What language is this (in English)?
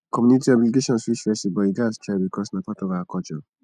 Nigerian Pidgin